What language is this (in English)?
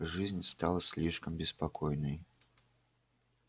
Russian